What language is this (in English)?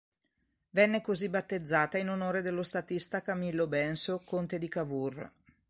Italian